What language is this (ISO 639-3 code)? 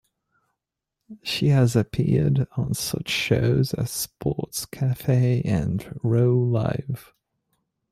eng